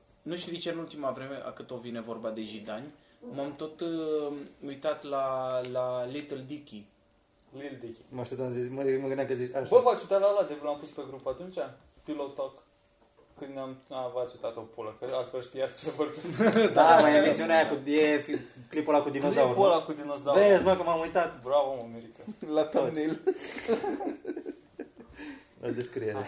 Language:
Romanian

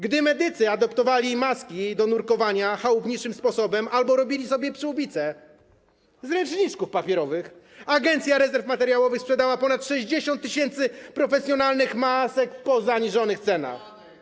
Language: Polish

